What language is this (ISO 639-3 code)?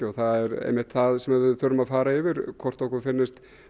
isl